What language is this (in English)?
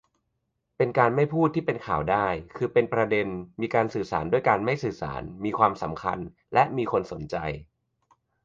Thai